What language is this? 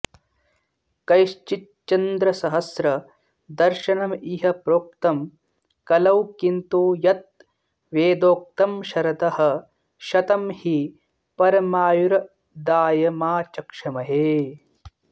Sanskrit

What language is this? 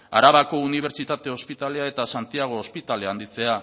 Basque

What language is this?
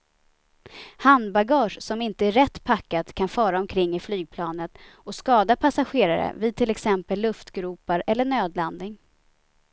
Swedish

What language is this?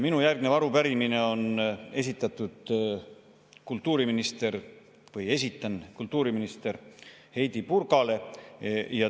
Estonian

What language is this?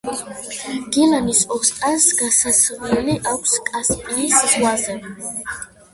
Georgian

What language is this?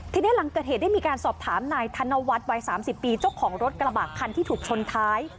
Thai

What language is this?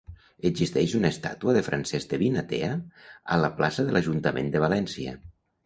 Catalan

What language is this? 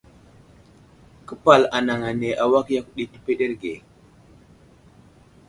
Wuzlam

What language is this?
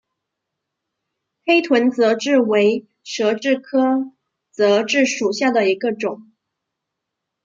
Chinese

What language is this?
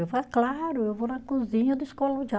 Portuguese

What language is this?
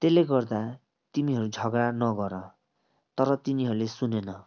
Nepali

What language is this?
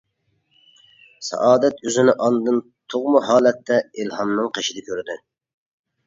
Uyghur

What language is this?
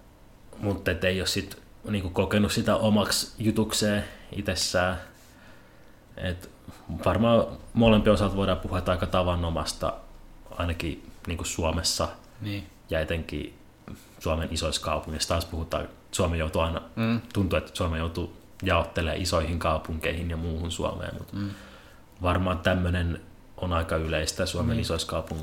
Finnish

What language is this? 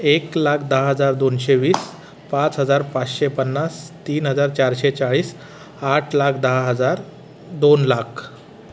Marathi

